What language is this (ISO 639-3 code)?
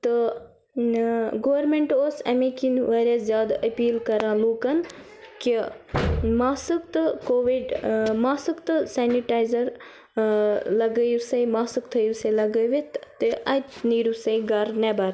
kas